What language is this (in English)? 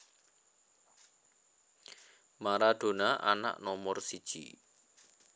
Javanese